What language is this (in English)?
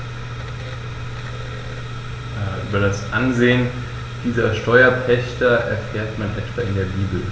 German